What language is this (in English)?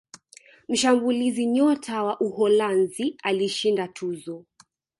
Swahili